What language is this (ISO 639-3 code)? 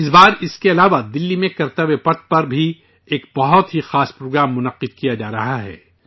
urd